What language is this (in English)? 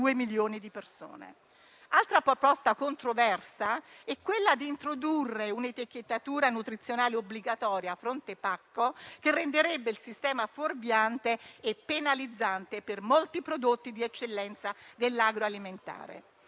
Italian